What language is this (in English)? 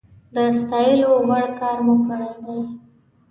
Pashto